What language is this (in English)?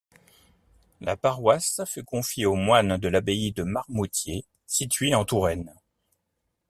French